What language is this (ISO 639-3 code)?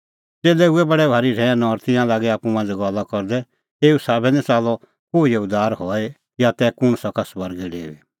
kfx